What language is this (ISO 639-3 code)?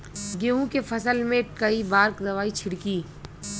bho